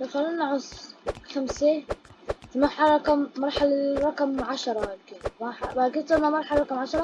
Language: Arabic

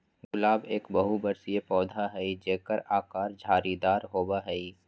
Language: Magahi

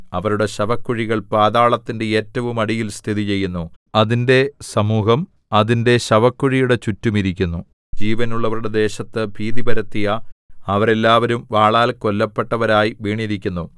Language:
Malayalam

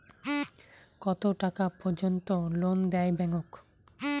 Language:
Bangla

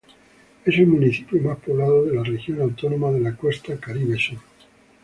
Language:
Spanish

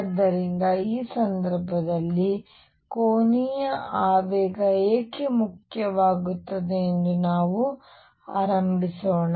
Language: Kannada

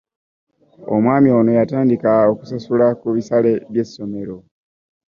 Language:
Ganda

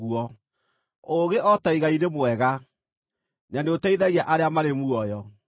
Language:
Kikuyu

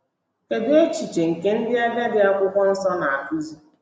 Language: Igbo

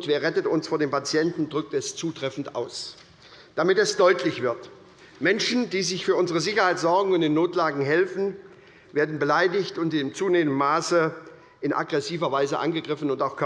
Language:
German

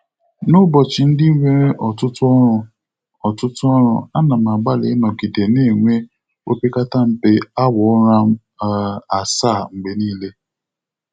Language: Igbo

